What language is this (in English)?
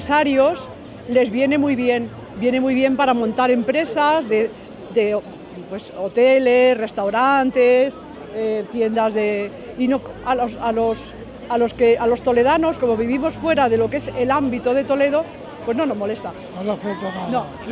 Spanish